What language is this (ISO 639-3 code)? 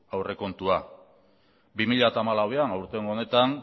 eus